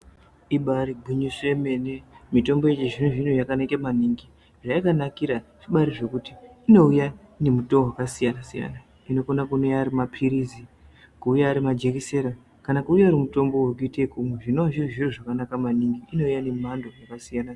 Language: Ndau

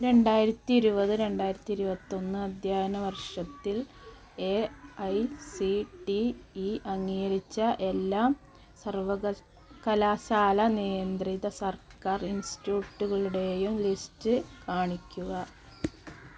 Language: Malayalam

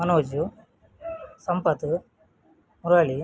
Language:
Kannada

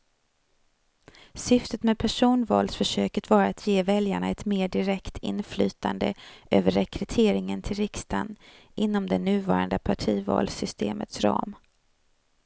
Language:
Swedish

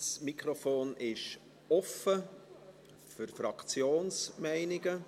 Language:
Swiss German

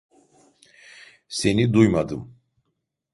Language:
Turkish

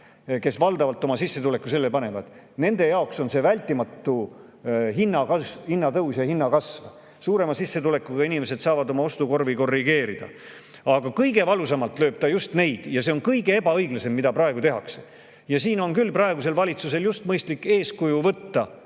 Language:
Estonian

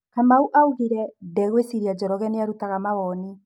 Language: Kikuyu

